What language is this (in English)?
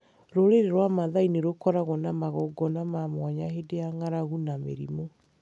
Kikuyu